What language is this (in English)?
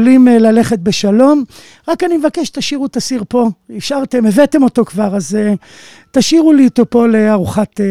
Hebrew